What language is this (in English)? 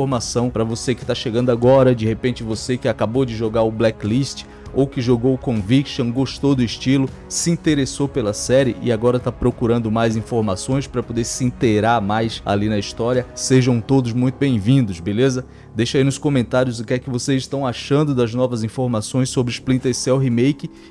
Portuguese